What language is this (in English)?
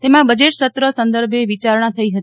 Gujarati